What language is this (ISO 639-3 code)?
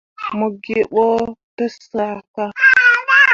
mua